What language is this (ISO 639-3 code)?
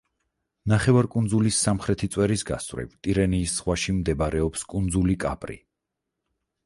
kat